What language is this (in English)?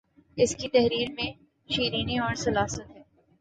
Urdu